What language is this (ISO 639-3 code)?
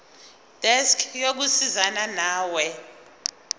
zul